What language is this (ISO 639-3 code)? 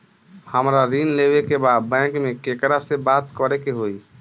bho